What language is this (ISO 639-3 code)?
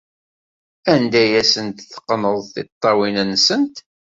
kab